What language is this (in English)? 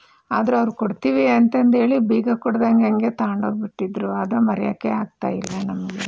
Kannada